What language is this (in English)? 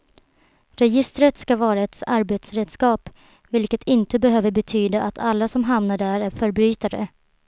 Swedish